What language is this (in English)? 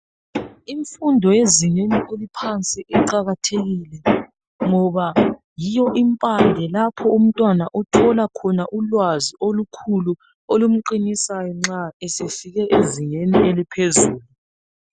North Ndebele